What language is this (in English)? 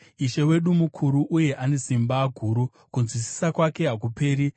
Shona